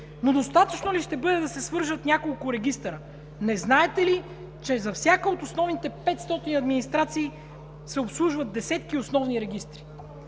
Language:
Bulgarian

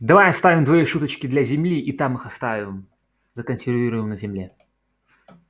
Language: Russian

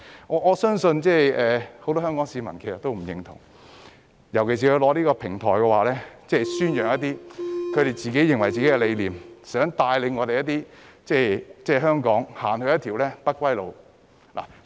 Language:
Cantonese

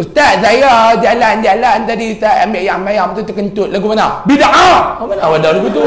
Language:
Malay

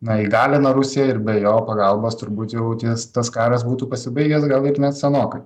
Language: Lithuanian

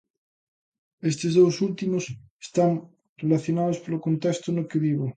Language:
Galician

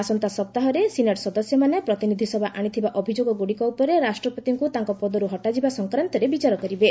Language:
Odia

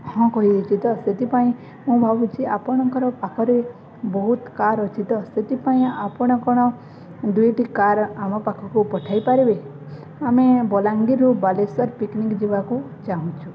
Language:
Odia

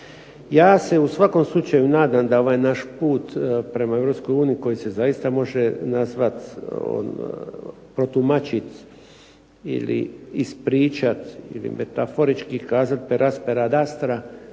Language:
Croatian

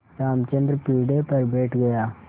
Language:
Hindi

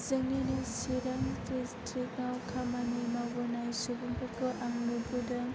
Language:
Bodo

